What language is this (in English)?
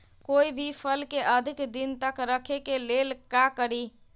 Magahi